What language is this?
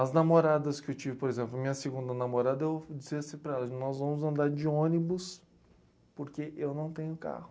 Portuguese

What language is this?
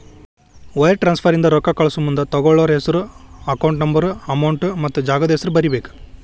Kannada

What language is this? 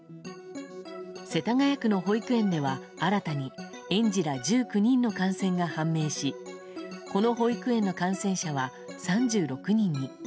Japanese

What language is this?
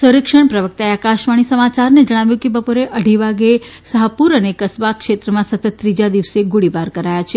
Gujarati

